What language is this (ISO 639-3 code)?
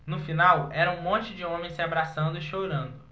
por